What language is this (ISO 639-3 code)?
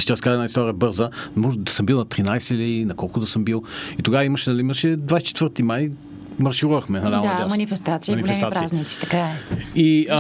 bul